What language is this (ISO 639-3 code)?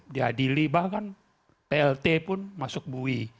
ind